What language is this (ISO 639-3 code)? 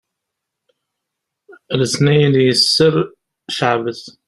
kab